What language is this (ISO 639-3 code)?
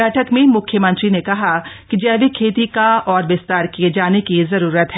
hin